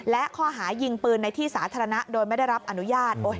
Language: Thai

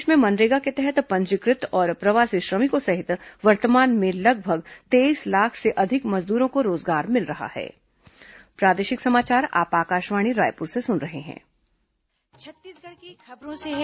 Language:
Hindi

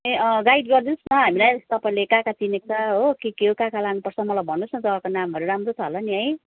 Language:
Nepali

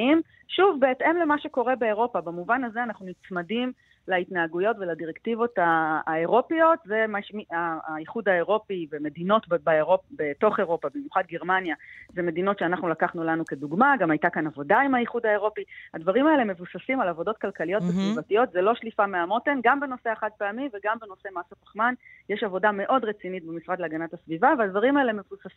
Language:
Hebrew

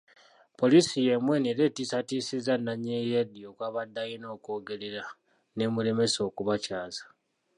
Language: Ganda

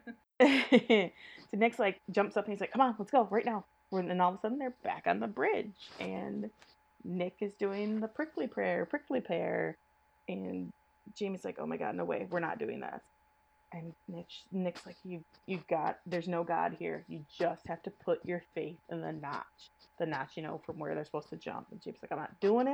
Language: English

